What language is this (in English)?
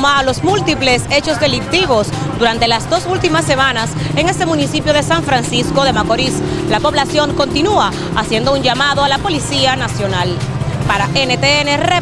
Spanish